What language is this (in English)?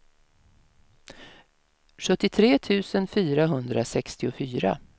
Swedish